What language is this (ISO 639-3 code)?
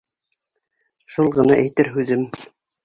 bak